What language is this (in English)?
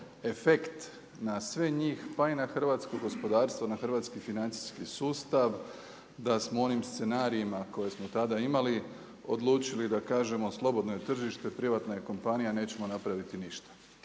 Croatian